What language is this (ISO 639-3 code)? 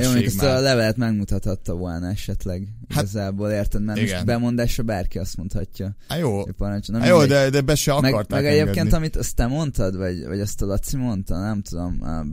hun